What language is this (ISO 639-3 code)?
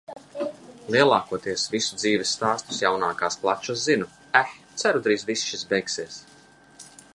lav